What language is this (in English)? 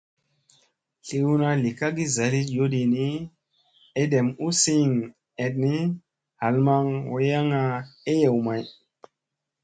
Musey